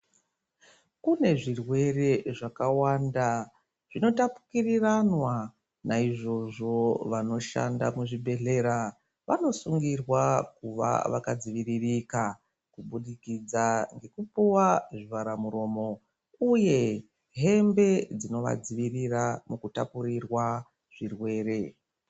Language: Ndau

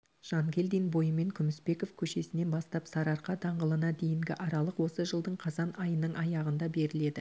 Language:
Kazakh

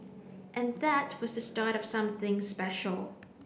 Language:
English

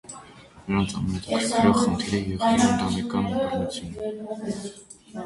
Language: Armenian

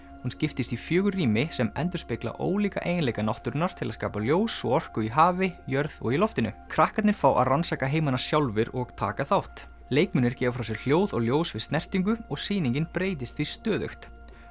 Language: Icelandic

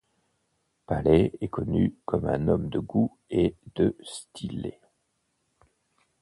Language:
French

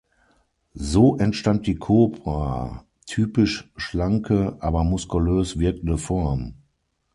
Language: German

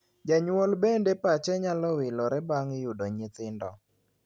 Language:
Luo (Kenya and Tanzania)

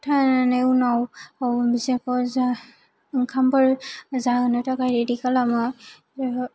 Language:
Bodo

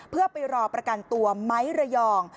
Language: Thai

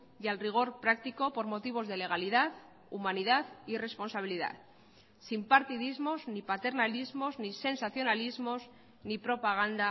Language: Spanish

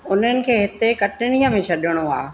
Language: Sindhi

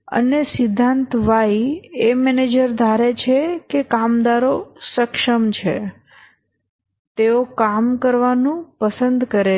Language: Gujarati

